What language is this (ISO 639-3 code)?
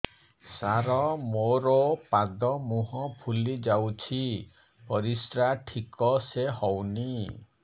ori